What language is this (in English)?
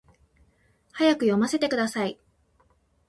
Japanese